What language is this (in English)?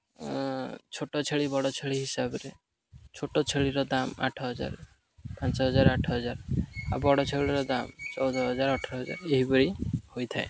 Odia